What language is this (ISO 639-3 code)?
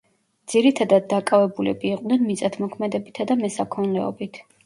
kat